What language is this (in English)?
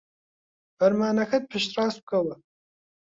Central Kurdish